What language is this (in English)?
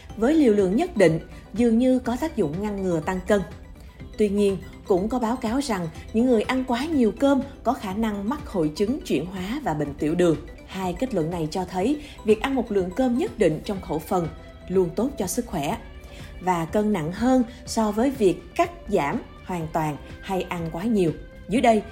Vietnamese